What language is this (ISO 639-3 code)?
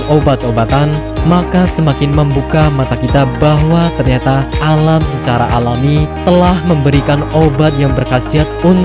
ind